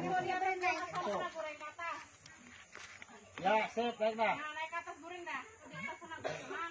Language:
Indonesian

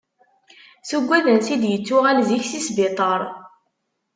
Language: Kabyle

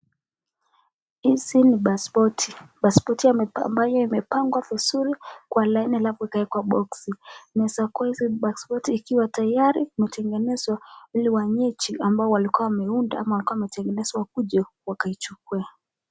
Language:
Swahili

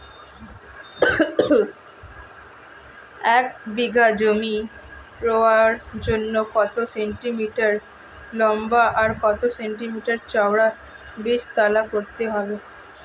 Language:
Bangla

